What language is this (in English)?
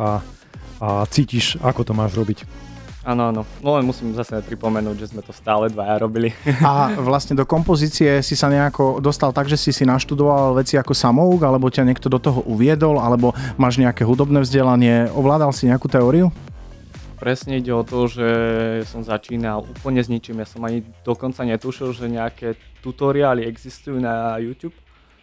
Slovak